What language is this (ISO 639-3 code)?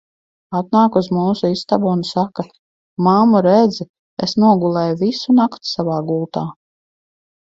lav